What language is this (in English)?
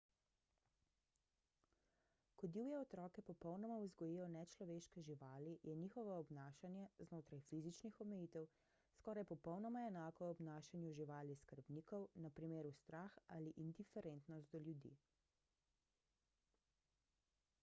Slovenian